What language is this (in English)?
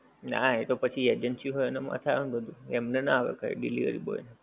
Gujarati